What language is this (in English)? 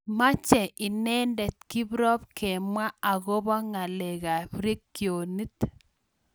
Kalenjin